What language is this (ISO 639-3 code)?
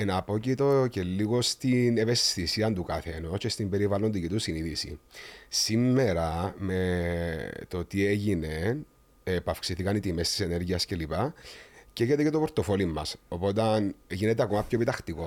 ell